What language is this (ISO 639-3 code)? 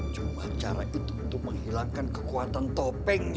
ind